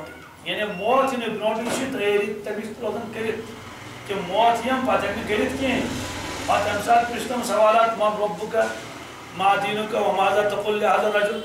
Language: Turkish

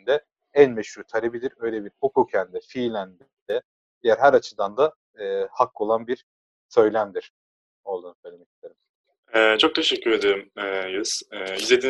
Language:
Turkish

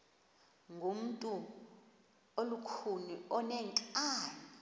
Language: Xhosa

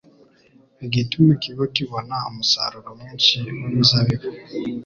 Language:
Kinyarwanda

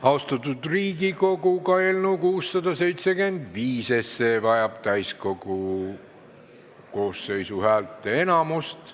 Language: Estonian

